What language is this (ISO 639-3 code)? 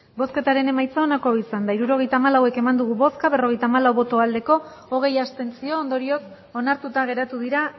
eus